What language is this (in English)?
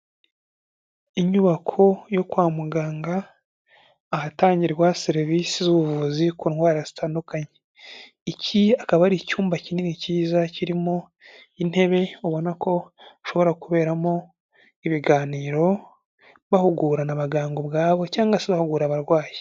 Kinyarwanda